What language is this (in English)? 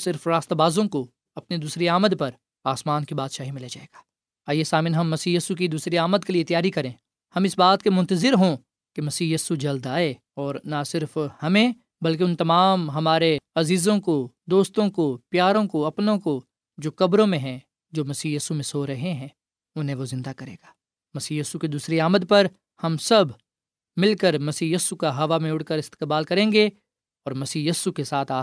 Urdu